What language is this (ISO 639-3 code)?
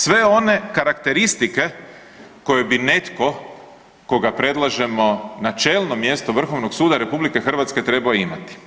hrv